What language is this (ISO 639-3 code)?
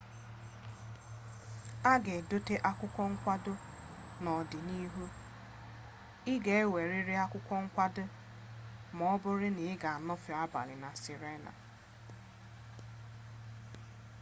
ibo